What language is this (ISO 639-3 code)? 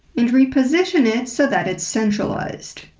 eng